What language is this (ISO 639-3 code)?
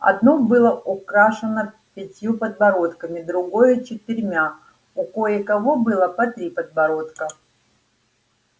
rus